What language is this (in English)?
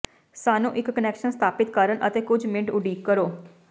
Punjabi